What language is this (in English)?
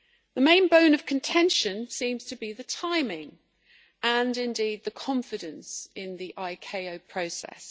English